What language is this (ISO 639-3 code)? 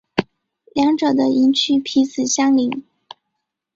zho